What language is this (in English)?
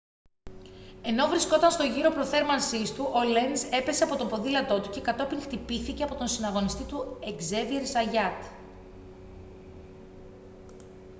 Greek